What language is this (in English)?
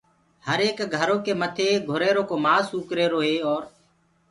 Gurgula